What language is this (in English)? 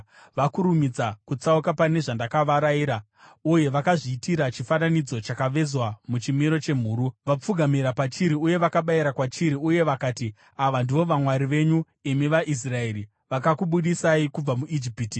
Shona